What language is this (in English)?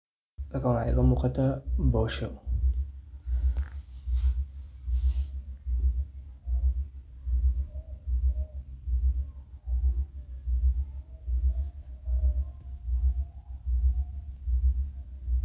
Somali